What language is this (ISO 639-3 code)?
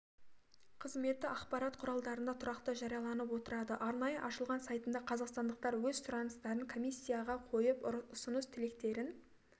kaz